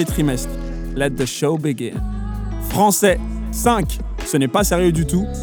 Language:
French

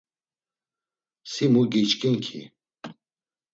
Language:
Laz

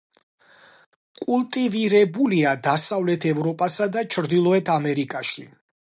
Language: Georgian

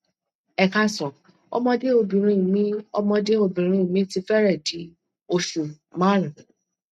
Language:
Yoruba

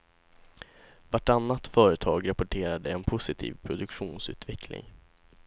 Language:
Swedish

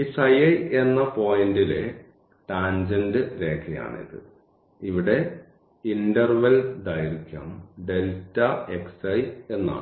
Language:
Malayalam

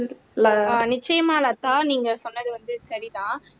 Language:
Tamil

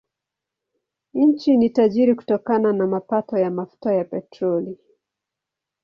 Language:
Swahili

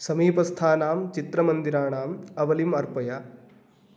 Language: Sanskrit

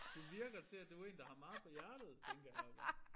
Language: Danish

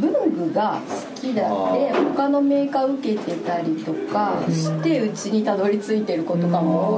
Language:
Japanese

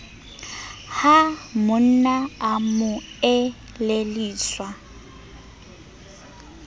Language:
Southern Sotho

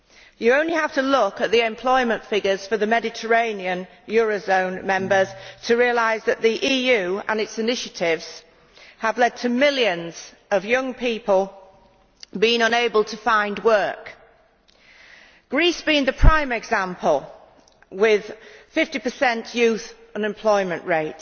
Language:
English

